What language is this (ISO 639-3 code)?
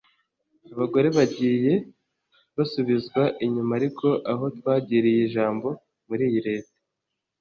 kin